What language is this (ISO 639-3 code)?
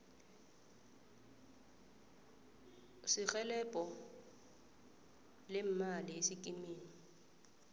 nbl